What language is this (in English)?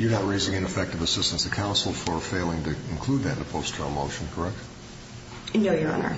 English